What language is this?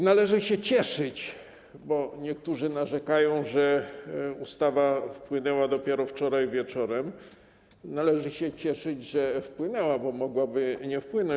Polish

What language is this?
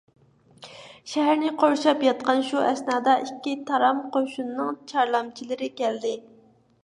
Uyghur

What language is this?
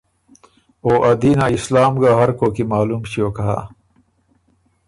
Ormuri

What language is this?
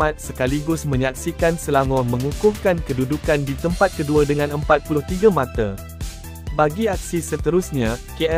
Malay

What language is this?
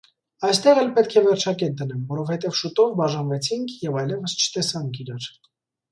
Armenian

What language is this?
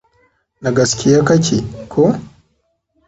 Hausa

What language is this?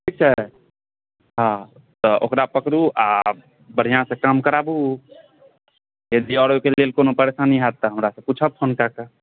Maithili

